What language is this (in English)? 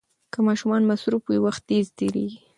Pashto